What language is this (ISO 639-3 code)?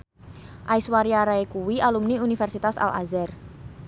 jav